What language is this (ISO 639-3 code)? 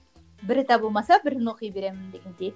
kaz